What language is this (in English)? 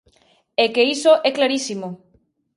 Galician